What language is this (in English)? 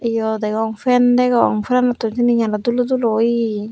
Chakma